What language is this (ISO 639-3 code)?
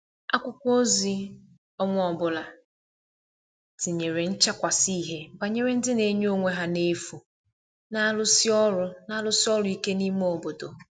ibo